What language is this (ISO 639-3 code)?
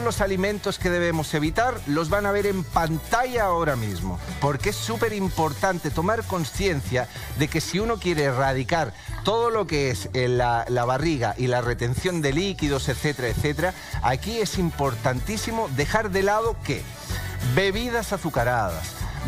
spa